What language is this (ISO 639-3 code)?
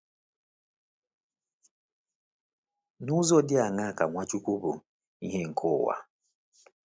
ibo